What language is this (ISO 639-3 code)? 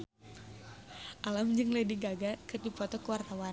sun